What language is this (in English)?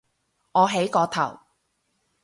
Cantonese